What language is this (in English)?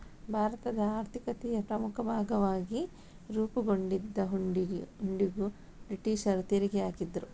Kannada